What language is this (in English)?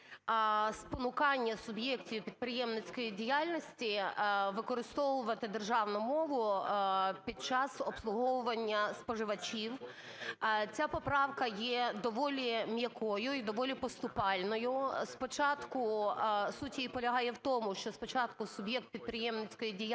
Ukrainian